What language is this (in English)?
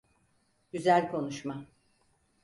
Turkish